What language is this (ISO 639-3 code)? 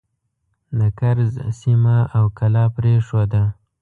pus